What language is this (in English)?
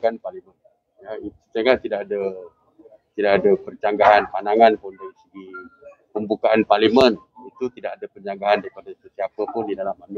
Malay